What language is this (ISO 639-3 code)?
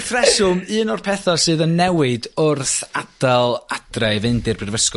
cym